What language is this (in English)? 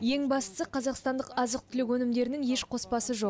Kazakh